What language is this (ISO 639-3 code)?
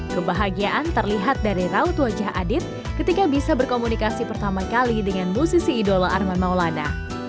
ind